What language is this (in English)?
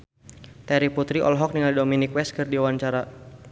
Sundanese